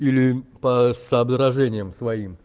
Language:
Russian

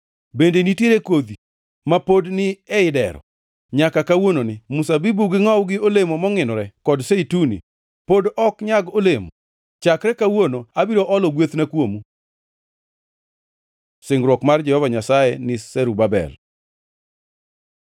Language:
Luo (Kenya and Tanzania)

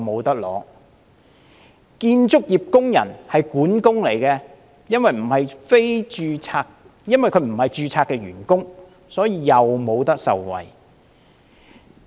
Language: Cantonese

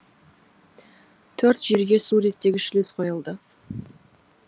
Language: Kazakh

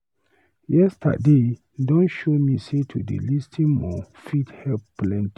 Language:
Nigerian Pidgin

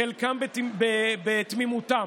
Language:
Hebrew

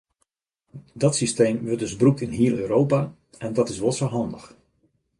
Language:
Western Frisian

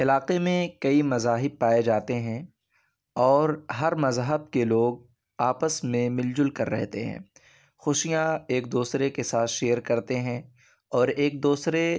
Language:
Urdu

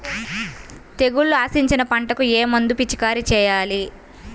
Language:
Telugu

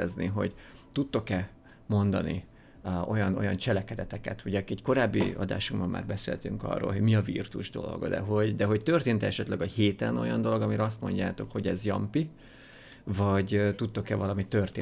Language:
Hungarian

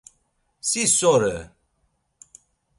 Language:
Laz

